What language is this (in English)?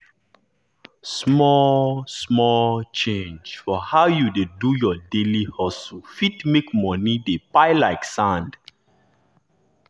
Nigerian Pidgin